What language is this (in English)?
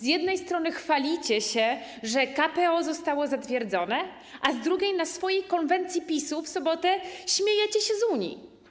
Polish